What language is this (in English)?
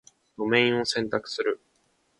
Japanese